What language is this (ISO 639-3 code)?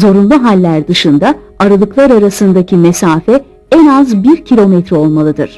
tur